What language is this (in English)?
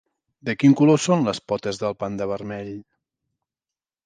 Catalan